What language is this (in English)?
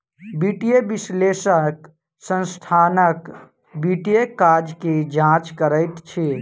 Maithili